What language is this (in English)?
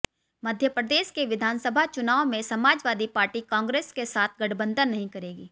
Hindi